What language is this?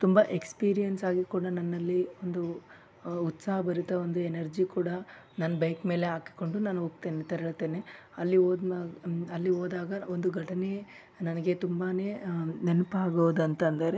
Kannada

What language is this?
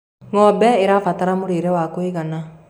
Kikuyu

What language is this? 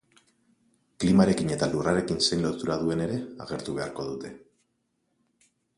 Basque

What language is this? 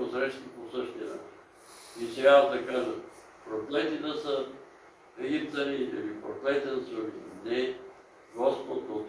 Bulgarian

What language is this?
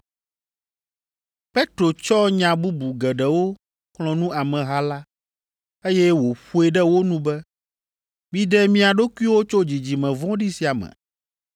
Ewe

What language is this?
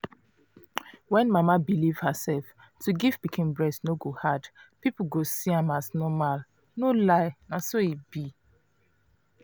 Nigerian Pidgin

